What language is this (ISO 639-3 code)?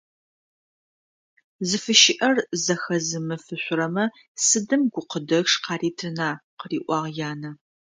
ady